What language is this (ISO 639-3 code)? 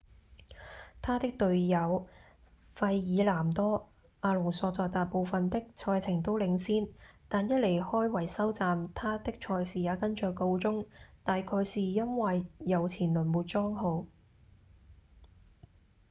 yue